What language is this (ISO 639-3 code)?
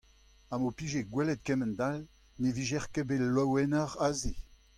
bre